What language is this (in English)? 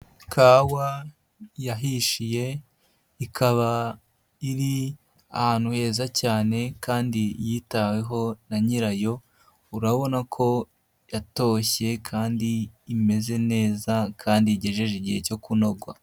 Kinyarwanda